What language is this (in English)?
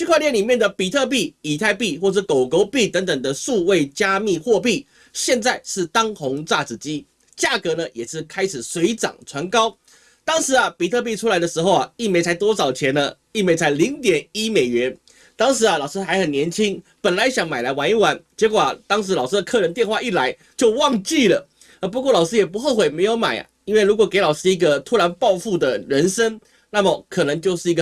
Chinese